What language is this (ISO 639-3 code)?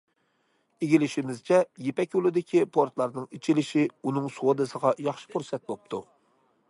uig